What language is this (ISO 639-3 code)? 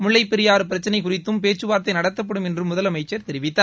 tam